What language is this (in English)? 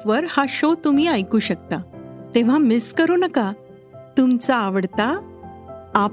Marathi